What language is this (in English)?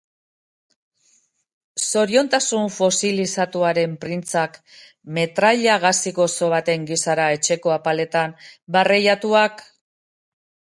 Basque